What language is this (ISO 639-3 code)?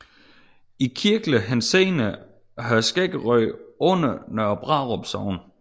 dan